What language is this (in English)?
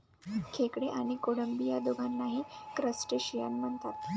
Marathi